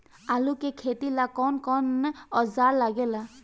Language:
Bhojpuri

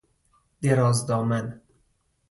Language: Persian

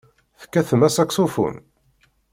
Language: Kabyle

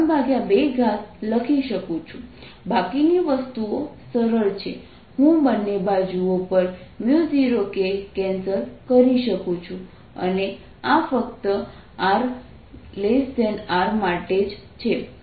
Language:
Gujarati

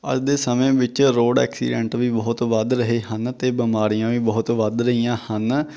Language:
Punjabi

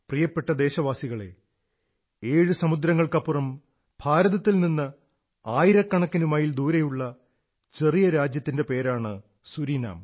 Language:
Malayalam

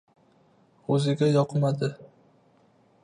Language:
Uzbek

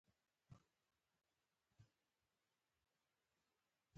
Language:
Pashto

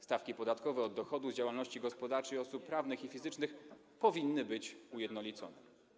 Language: Polish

